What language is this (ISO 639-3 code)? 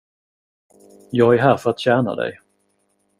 swe